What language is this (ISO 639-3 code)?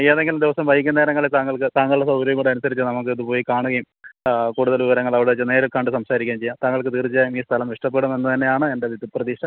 mal